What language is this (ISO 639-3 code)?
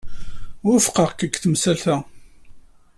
kab